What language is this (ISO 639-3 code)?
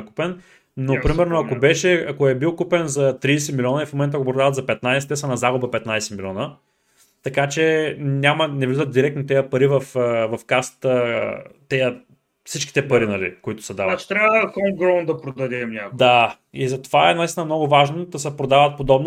bul